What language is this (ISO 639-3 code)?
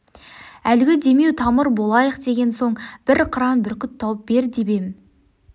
kaz